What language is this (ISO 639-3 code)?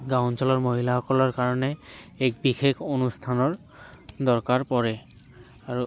asm